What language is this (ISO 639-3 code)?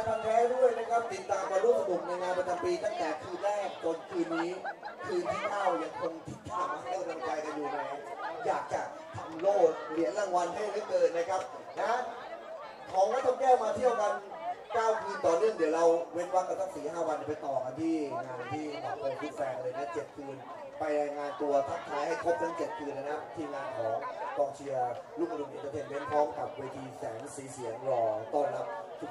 tha